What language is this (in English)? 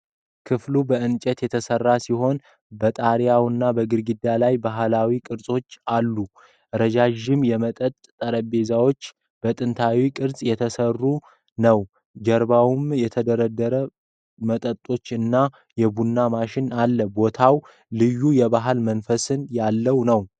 Amharic